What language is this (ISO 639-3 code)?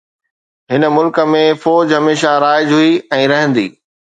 snd